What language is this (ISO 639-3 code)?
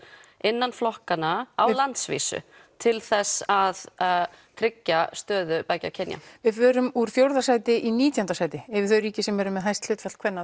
isl